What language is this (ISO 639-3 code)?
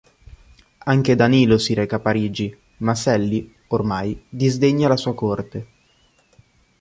ita